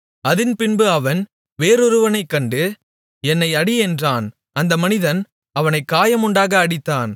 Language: Tamil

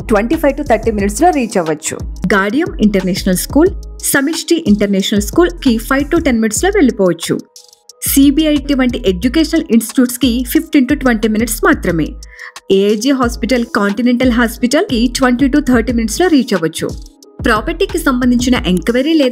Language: Telugu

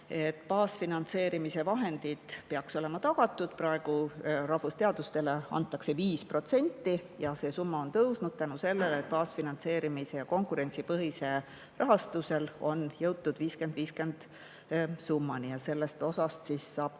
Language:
Estonian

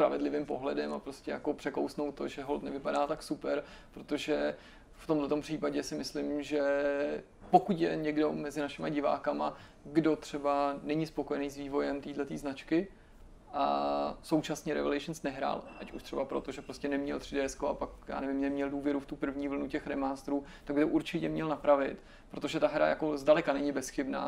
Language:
Czech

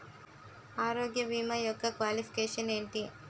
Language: Telugu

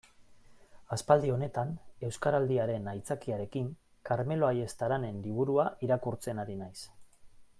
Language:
Basque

